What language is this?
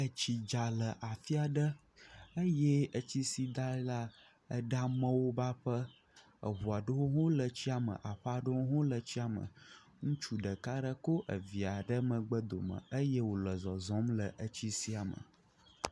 Ewe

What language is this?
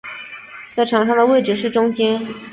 Chinese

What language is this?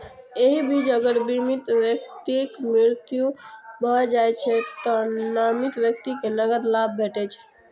Maithili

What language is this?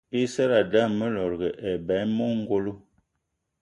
Eton (Cameroon)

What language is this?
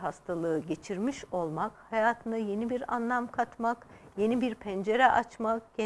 Turkish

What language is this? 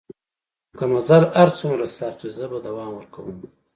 Pashto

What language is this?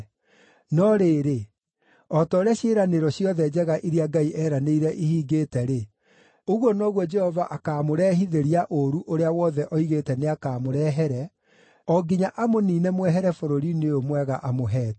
Kikuyu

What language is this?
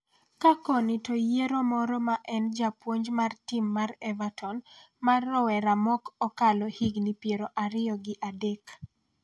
Luo (Kenya and Tanzania)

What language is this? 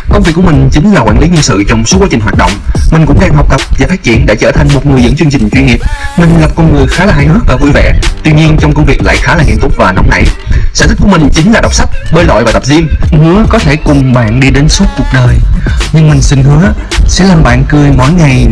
Vietnamese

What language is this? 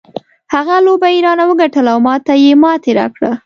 Pashto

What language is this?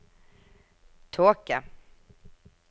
Norwegian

